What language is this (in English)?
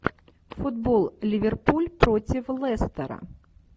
Russian